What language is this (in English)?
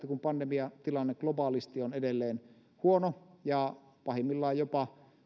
Finnish